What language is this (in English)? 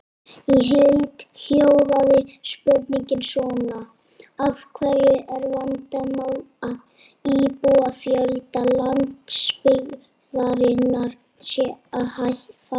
Icelandic